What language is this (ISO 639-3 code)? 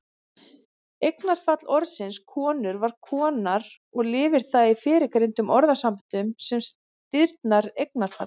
isl